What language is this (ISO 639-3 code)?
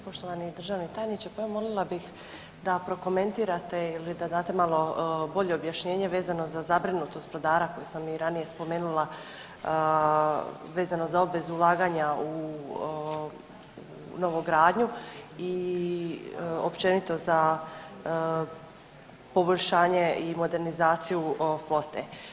hrv